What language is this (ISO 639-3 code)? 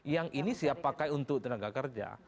ind